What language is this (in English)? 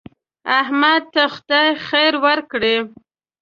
Pashto